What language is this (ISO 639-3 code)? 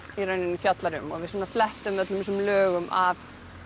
isl